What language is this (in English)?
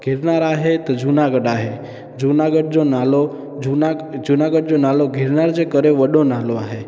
Sindhi